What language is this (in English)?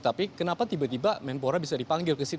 Indonesian